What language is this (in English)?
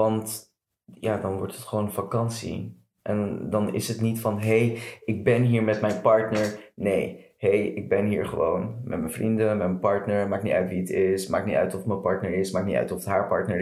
Dutch